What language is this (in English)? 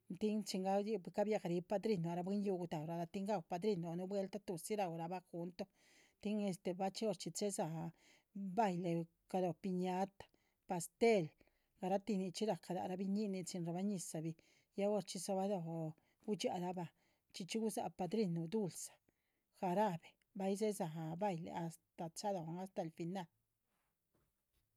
Chichicapan Zapotec